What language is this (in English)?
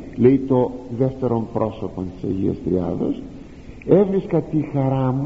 Greek